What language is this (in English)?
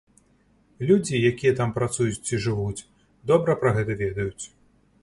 Belarusian